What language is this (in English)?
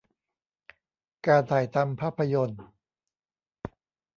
Thai